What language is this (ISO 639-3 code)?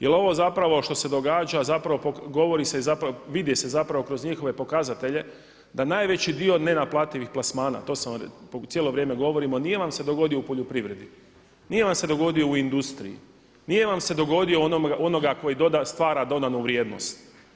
hrv